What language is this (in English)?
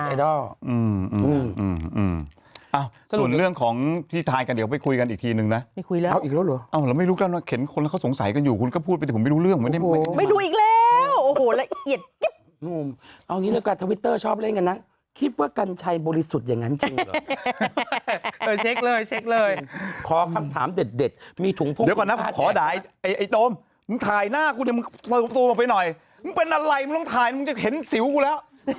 Thai